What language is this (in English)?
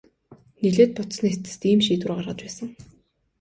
Mongolian